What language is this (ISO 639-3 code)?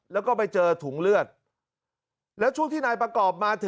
tha